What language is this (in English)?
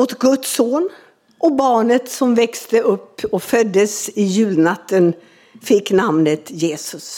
Swedish